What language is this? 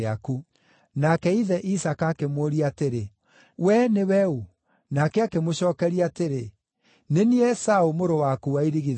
Kikuyu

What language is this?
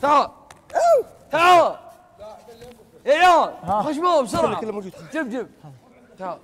Arabic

